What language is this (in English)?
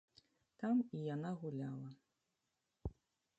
Belarusian